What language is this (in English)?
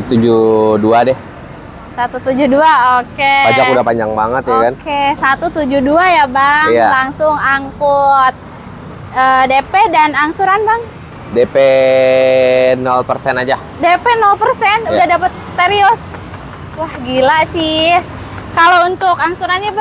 Indonesian